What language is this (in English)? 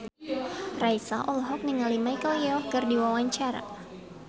Sundanese